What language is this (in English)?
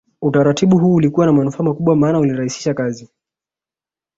Swahili